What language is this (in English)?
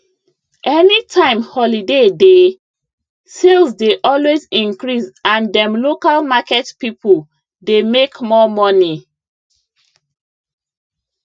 Nigerian Pidgin